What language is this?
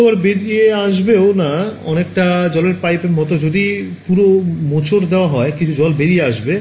Bangla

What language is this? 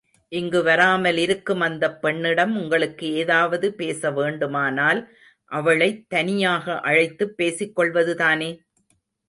Tamil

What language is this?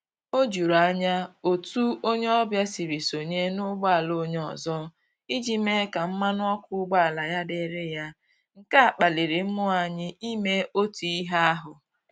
Igbo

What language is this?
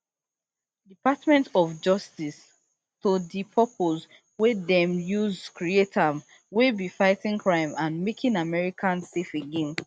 Nigerian Pidgin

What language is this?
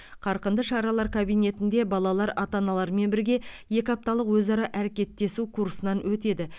Kazakh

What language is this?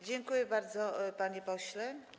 Polish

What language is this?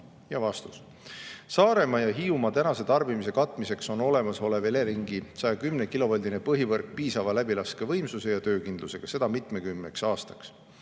Estonian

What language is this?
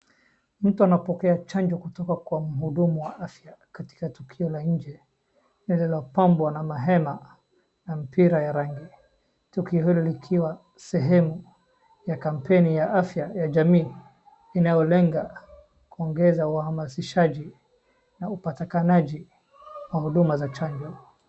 Swahili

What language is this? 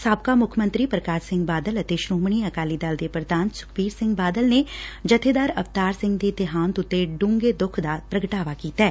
Punjabi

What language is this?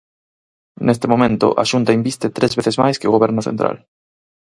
Galician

